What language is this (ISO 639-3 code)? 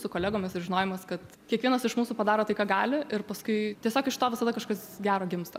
lit